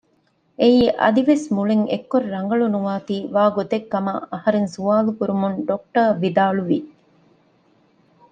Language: Divehi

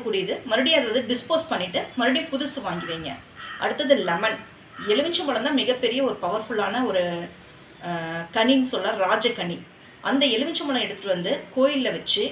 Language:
Tamil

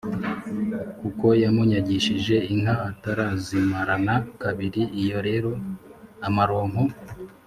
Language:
Kinyarwanda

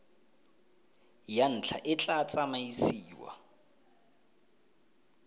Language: Tswana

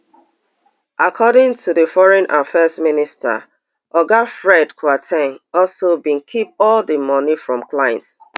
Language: Nigerian Pidgin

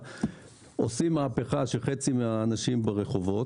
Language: Hebrew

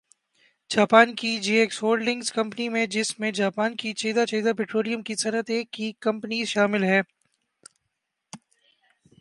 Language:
Urdu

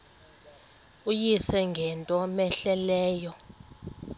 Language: Xhosa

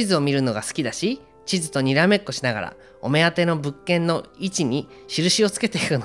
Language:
Japanese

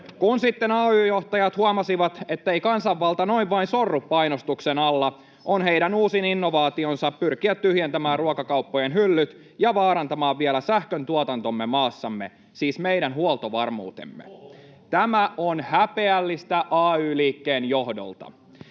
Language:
Finnish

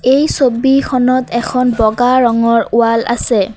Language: Assamese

